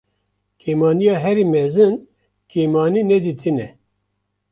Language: Kurdish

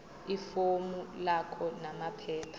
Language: Zulu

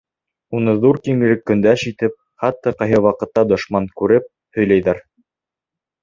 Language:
Bashkir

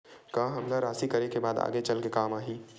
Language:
Chhattisgarhi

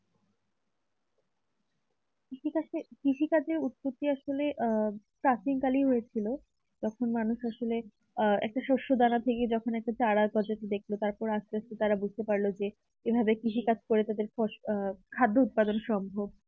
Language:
Bangla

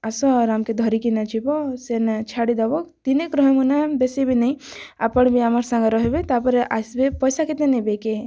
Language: Odia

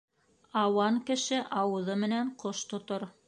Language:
Bashkir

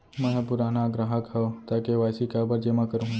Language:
Chhattisgarhi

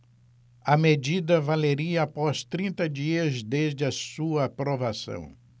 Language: Portuguese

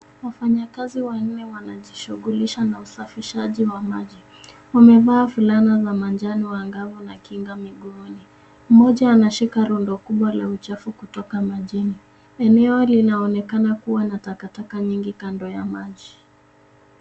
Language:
Swahili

